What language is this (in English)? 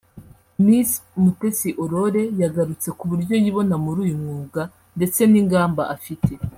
Kinyarwanda